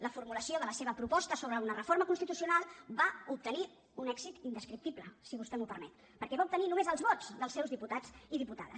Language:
Catalan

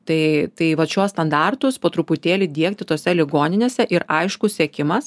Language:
Lithuanian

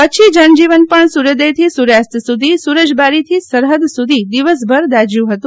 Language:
Gujarati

